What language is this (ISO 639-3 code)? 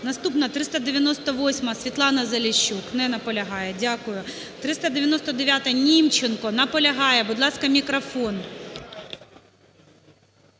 ukr